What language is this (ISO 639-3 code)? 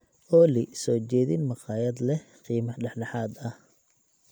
som